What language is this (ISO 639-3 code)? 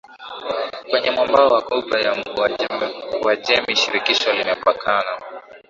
swa